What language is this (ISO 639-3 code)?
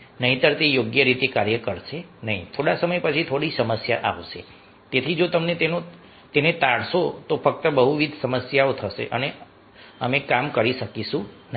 guj